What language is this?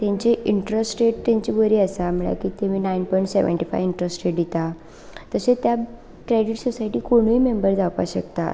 Konkani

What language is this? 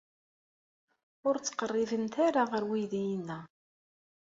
Kabyle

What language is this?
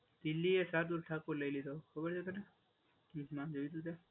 Gujarati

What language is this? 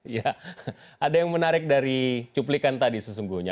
Indonesian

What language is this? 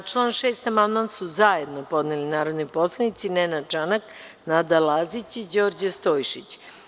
Serbian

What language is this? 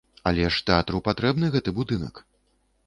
Belarusian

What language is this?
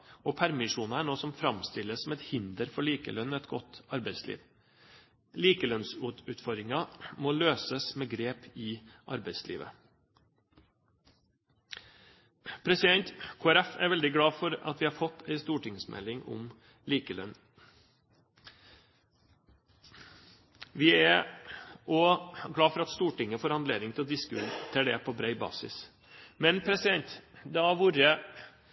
Norwegian Bokmål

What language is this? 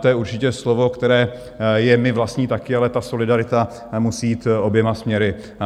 Czech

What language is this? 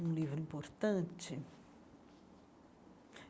Portuguese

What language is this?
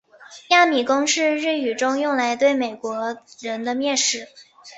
Chinese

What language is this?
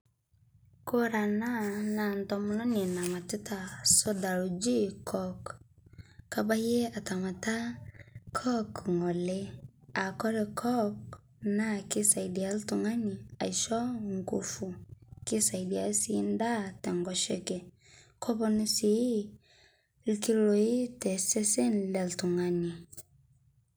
Masai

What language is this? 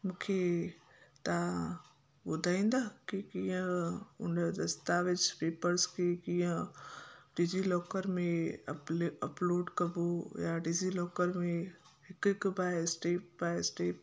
Sindhi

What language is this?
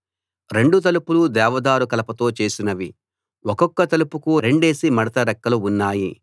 Telugu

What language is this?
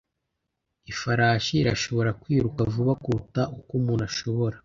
Kinyarwanda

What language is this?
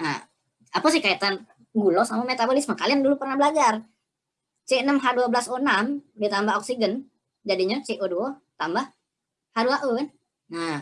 Indonesian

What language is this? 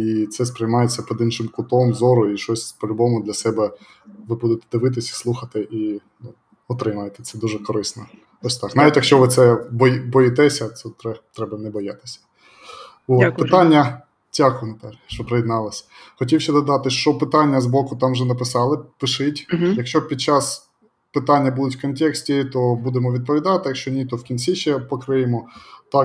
Ukrainian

